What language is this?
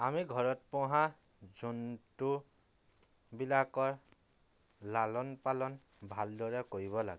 Assamese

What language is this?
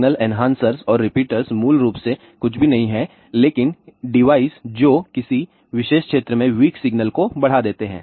Hindi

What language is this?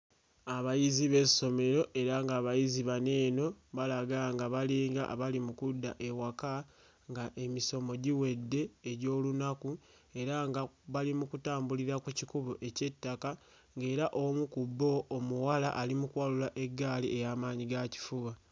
Ganda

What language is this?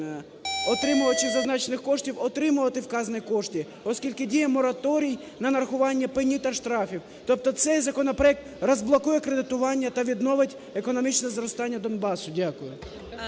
Ukrainian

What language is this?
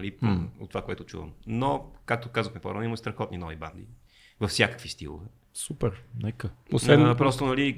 Bulgarian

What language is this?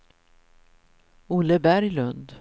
Swedish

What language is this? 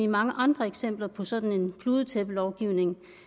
Danish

